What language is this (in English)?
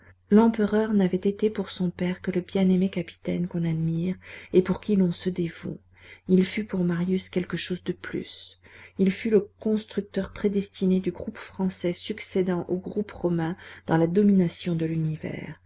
French